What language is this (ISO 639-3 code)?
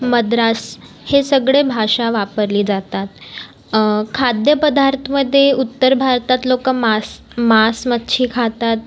mar